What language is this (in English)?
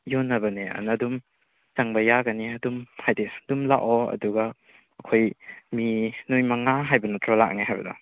Manipuri